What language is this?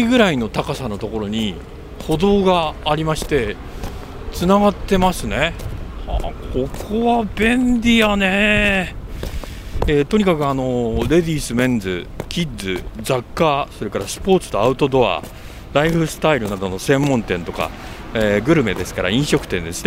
Japanese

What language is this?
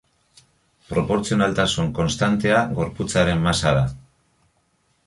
Basque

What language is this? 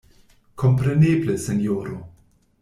Esperanto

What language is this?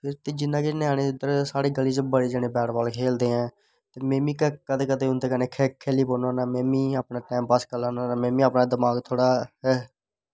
Dogri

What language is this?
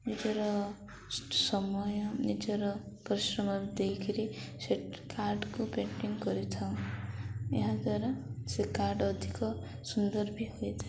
Odia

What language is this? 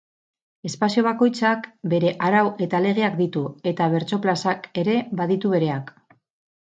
Basque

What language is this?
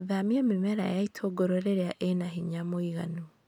Kikuyu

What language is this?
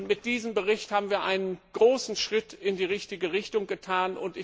German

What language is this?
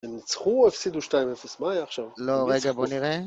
Hebrew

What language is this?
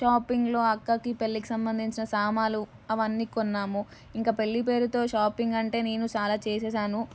Telugu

